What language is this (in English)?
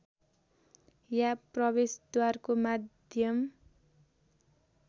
Nepali